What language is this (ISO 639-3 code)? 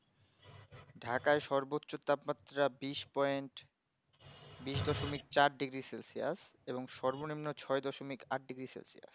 ben